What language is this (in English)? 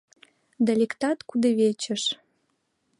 Mari